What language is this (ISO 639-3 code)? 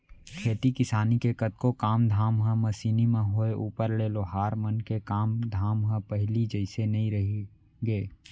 hne